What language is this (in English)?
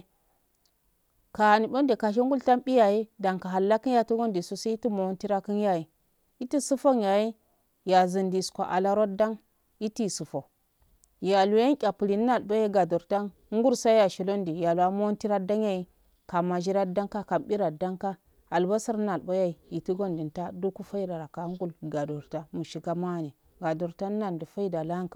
Afade